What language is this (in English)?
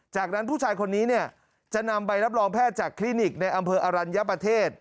Thai